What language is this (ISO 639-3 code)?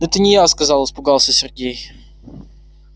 rus